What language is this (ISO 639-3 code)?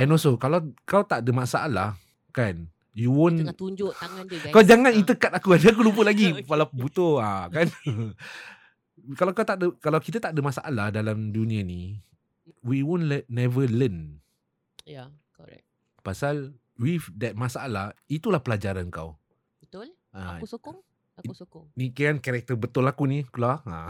msa